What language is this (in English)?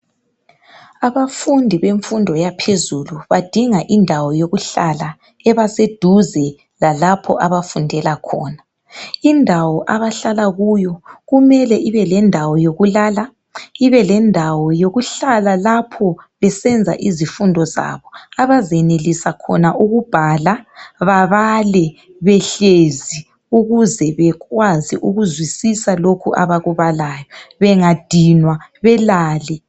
North Ndebele